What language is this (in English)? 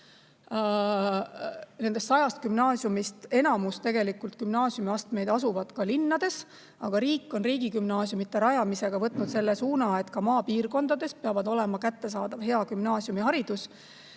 Estonian